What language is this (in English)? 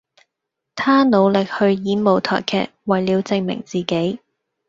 Cantonese